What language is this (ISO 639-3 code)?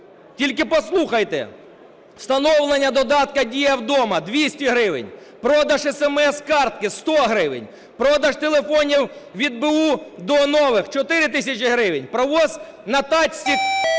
ukr